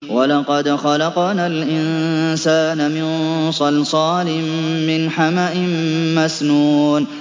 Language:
Arabic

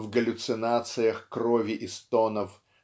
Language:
Russian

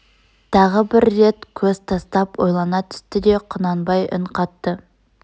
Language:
Kazakh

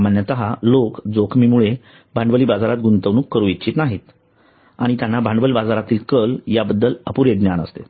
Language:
Marathi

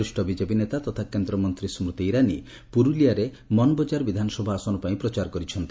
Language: Odia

